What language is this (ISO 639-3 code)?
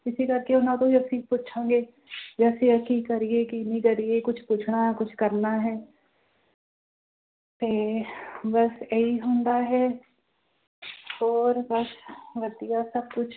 pan